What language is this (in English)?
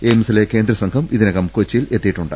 Malayalam